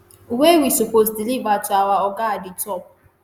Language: Nigerian Pidgin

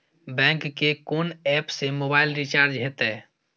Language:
Maithili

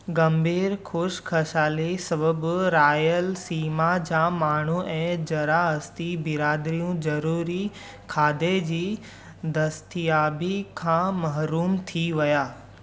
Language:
Sindhi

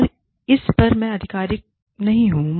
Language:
Hindi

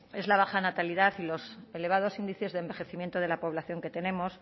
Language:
Spanish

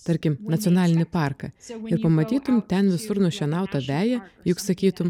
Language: Lithuanian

